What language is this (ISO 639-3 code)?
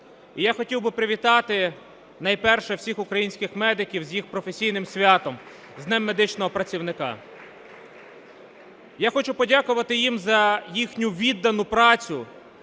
ukr